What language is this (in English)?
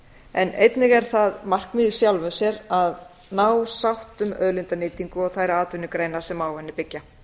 Icelandic